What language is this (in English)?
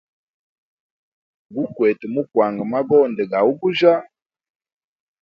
Hemba